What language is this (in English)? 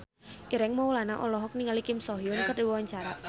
Sundanese